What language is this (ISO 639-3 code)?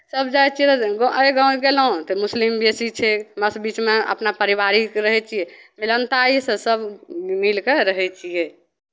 mai